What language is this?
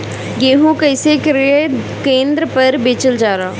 Bhojpuri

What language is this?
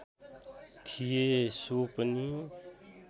Nepali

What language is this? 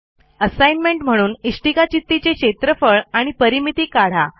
Marathi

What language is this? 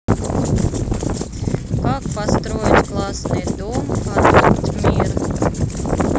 Russian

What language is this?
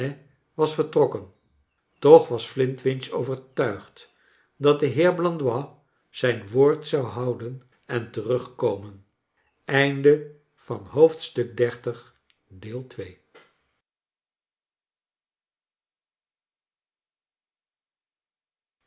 Dutch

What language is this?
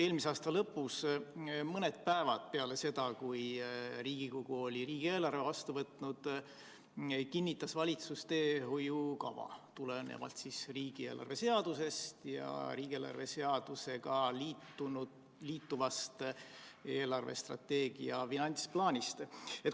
Estonian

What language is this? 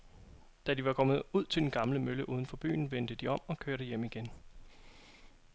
Danish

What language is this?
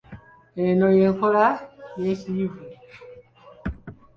Ganda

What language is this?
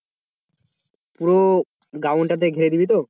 Bangla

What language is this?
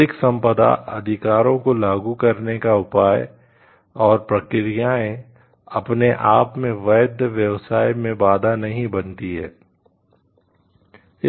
Hindi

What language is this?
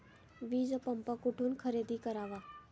Marathi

